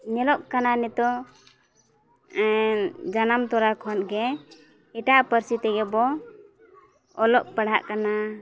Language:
Santali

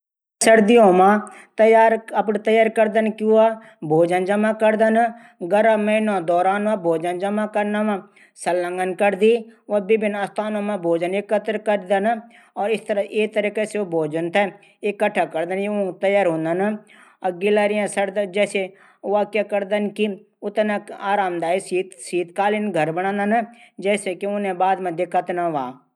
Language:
Garhwali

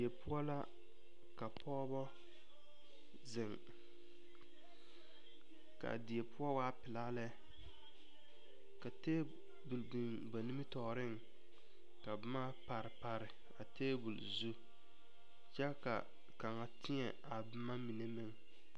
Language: Southern Dagaare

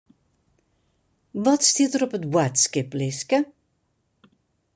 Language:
Western Frisian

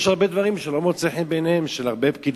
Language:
Hebrew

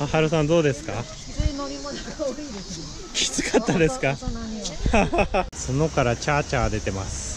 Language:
Japanese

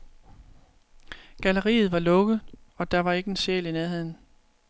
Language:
Danish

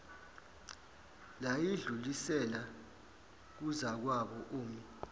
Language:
Zulu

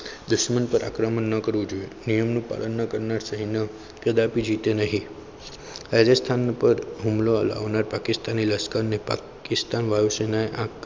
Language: Gujarati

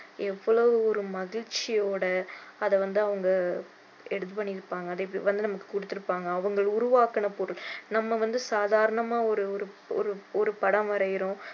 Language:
Tamil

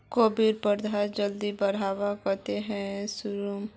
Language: Magahi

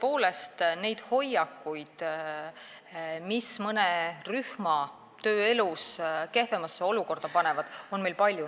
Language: Estonian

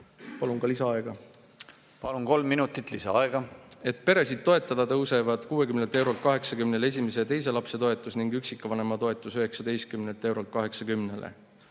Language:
Estonian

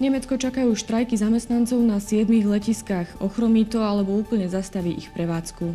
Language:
Slovak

